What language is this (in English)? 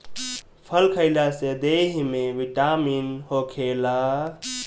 Bhojpuri